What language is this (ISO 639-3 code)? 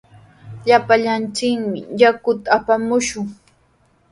qws